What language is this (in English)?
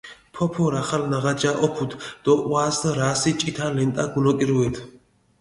Mingrelian